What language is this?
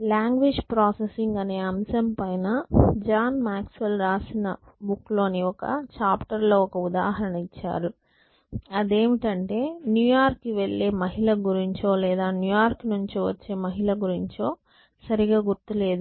Telugu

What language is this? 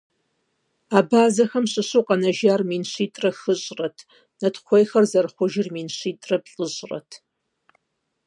Kabardian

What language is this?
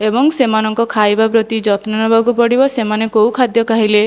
Odia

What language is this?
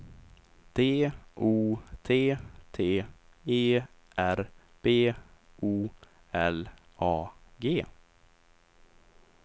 Swedish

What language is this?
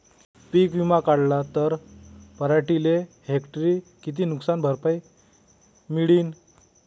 Marathi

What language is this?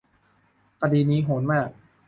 Thai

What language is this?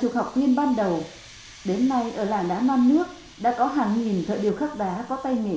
Vietnamese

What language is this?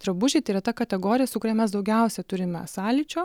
Lithuanian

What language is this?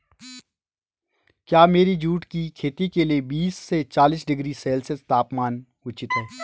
Hindi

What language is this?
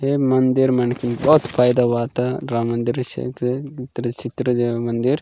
Gondi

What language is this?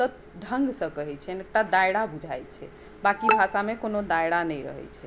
Maithili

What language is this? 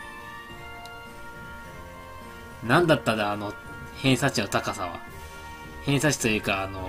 Japanese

